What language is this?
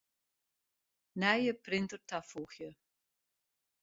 Western Frisian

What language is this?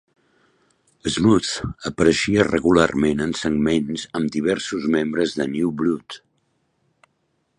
Catalan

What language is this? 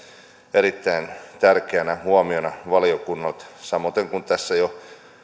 Finnish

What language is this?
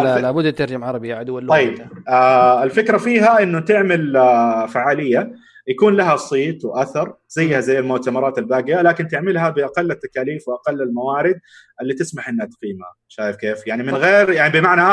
Arabic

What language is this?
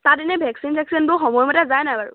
Assamese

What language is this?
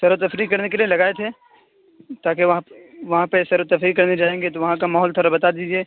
Urdu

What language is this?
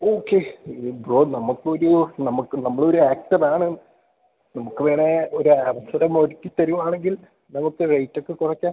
Malayalam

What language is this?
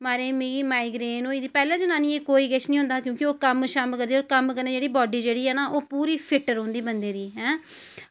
Dogri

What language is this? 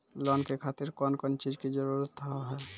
Maithili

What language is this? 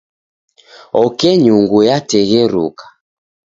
Taita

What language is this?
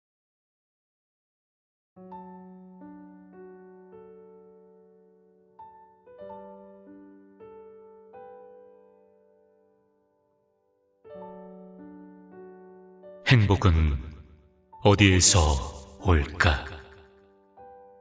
Korean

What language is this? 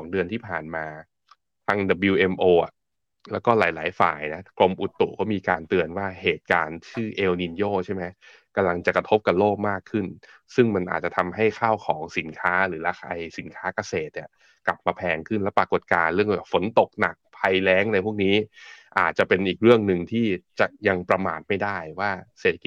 Thai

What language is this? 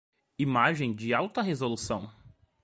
Portuguese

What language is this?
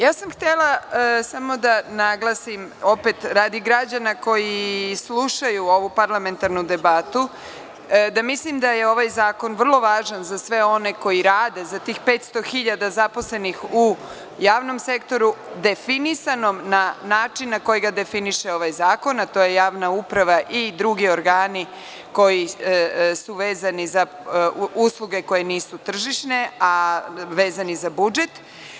Serbian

